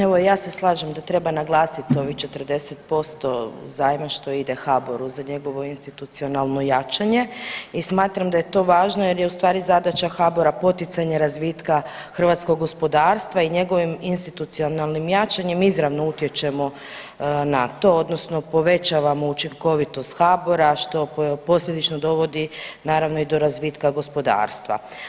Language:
Croatian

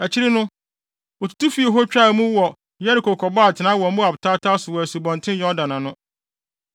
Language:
Akan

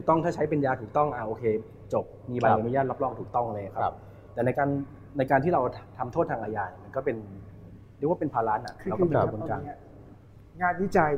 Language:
Thai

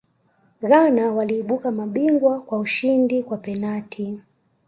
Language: Swahili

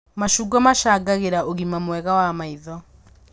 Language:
Kikuyu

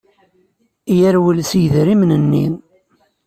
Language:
Kabyle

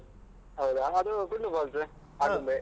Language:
Kannada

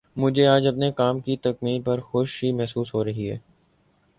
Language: Urdu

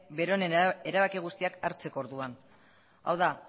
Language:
Basque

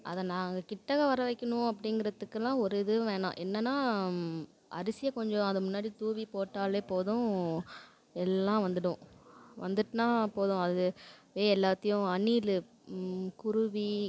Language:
Tamil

